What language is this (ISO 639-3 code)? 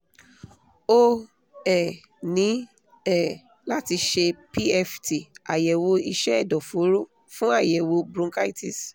yor